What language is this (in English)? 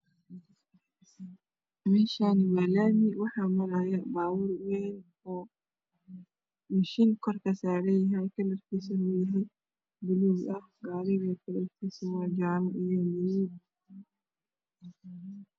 Somali